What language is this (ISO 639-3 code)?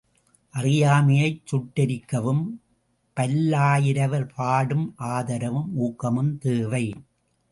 tam